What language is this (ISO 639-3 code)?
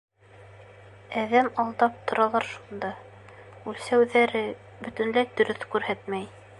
bak